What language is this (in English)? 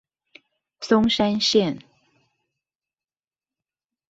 Chinese